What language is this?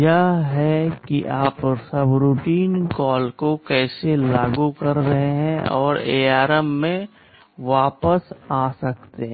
Hindi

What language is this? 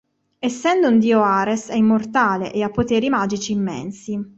Italian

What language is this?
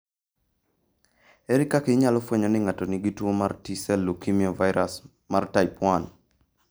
Luo (Kenya and Tanzania)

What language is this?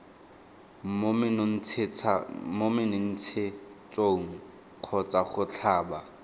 Tswana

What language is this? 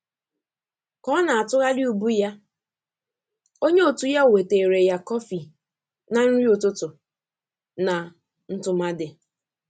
Igbo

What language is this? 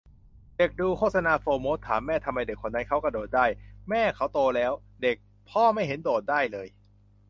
Thai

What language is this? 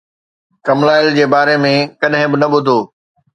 Sindhi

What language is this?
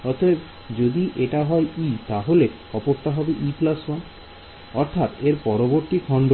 Bangla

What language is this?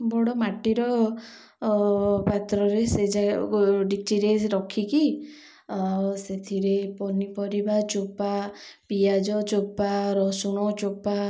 Odia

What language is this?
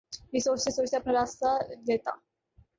Urdu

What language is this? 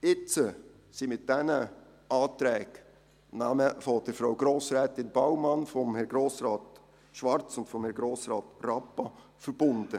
Swiss German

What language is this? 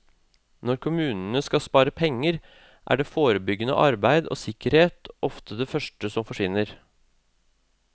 Norwegian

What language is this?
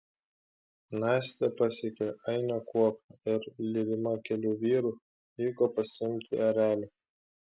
Lithuanian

